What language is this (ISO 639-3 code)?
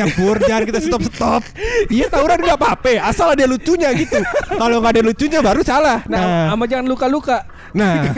ind